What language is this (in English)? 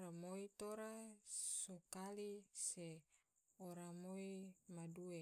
Tidore